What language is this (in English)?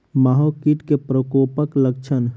Maithili